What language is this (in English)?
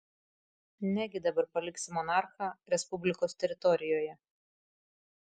Lithuanian